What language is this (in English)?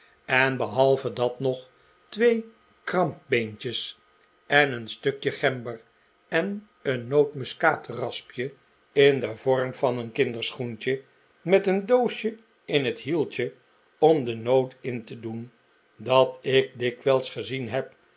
Dutch